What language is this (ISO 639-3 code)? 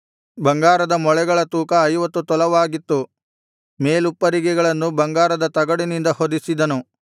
kan